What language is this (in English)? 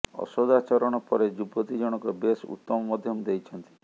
Odia